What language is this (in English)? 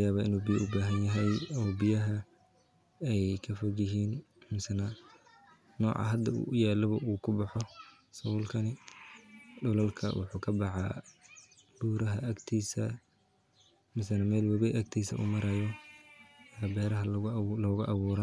Somali